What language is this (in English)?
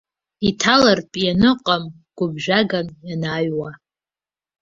Abkhazian